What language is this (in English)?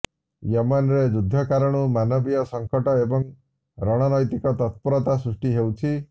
Odia